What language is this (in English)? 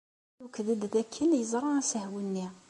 Kabyle